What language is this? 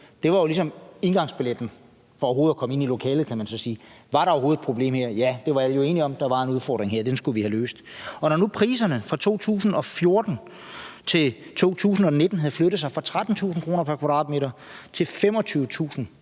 Danish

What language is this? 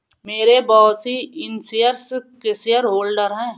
Hindi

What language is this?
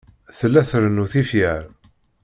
Kabyle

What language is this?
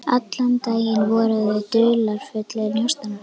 Icelandic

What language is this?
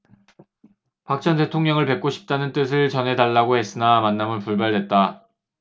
Korean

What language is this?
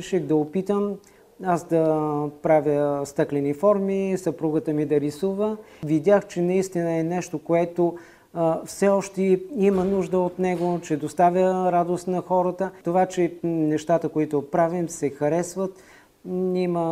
Bulgarian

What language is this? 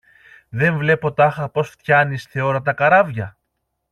Greek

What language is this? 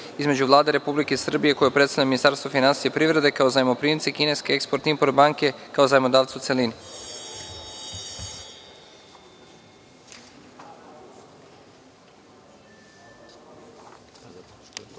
Serbian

